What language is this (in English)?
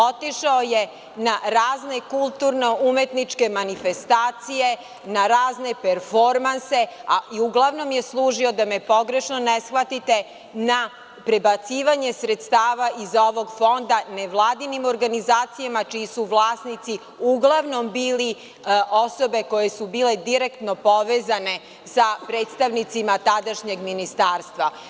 Serbian